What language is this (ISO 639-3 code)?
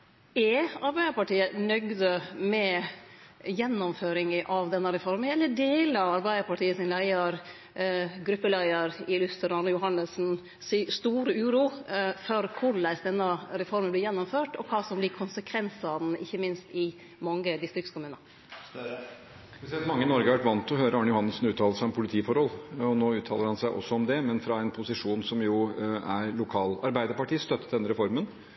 nor